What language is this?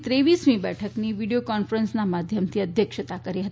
Gujarati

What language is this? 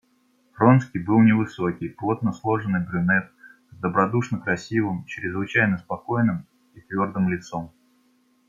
Russian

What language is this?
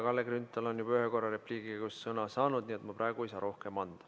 Estonian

